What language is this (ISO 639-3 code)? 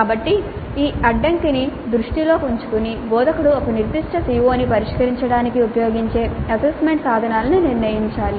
tel